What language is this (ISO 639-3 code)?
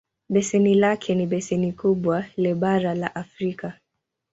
swa